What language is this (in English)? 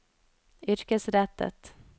Norwegian